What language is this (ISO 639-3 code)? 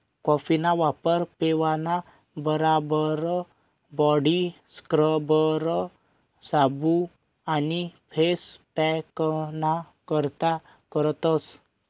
mar